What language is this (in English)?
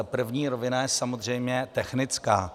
Czech